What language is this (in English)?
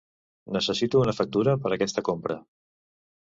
Catalan